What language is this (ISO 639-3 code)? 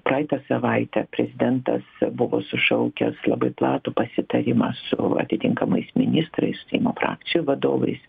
lit